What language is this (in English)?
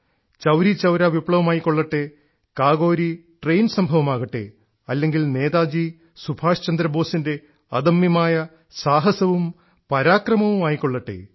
Malayalam